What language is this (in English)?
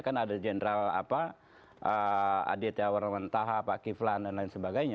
Indonesian